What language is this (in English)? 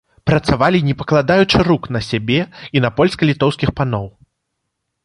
Belarusian